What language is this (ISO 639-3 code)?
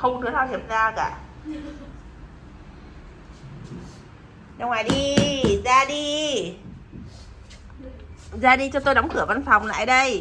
vie